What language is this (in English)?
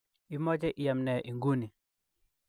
Kalenjin